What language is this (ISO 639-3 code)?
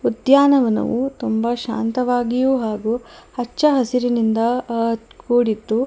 kan